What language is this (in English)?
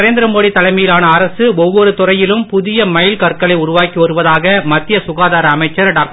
Tamil